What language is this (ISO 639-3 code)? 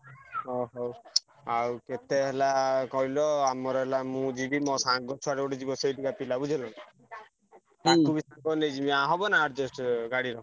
ori